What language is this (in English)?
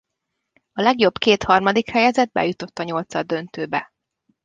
Hungarian